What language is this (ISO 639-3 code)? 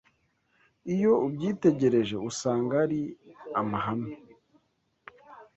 kin